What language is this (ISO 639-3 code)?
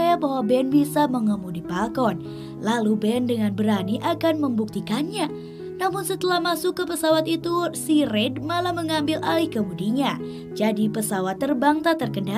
ind